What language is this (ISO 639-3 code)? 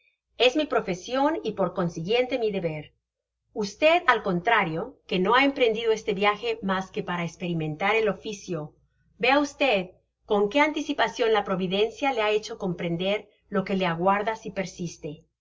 spa